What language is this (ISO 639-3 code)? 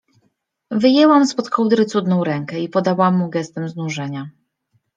pol